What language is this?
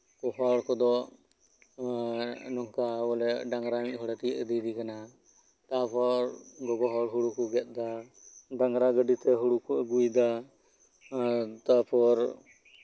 Santali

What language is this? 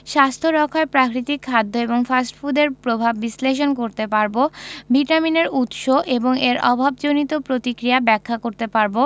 Bangla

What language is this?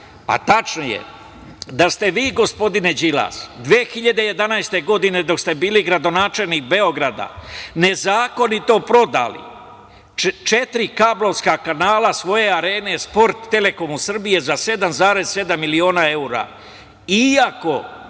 Serbian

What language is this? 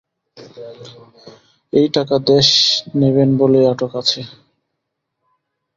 Bangla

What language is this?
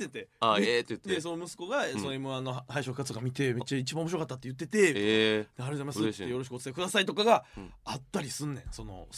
Japanese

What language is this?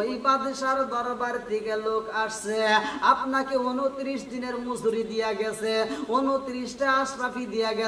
Romanian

